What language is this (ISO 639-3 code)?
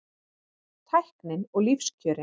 isl